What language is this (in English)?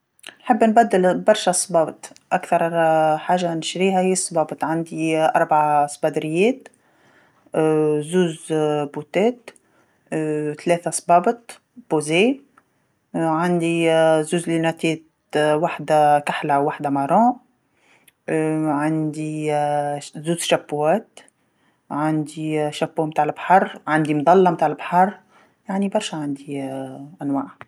Tunisian Arabic